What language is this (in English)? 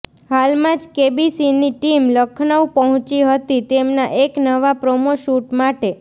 Gujarati